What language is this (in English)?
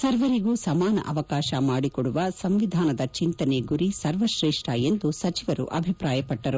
Kannada